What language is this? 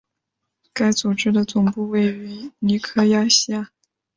Chinese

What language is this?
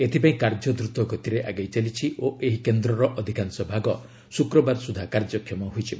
Odia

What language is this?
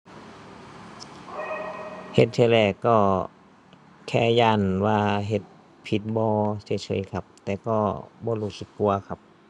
Thai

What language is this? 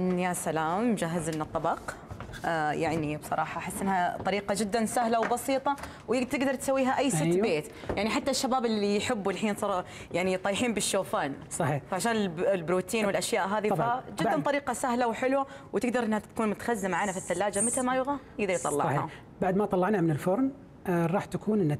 Arabic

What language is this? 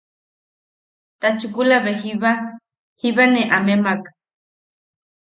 Yaqui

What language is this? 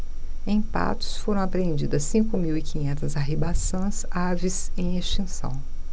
Portuguese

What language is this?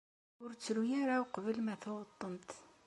Kabyle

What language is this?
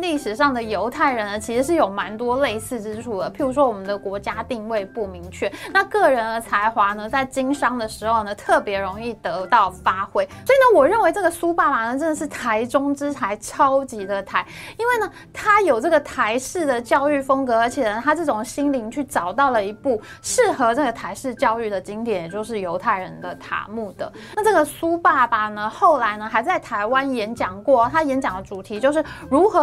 Chinese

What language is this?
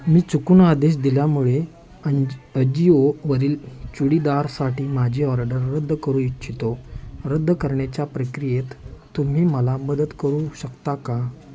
Marathi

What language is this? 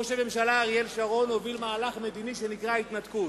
Hebrew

